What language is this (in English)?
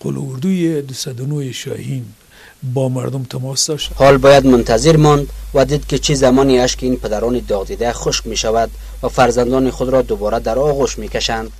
Persian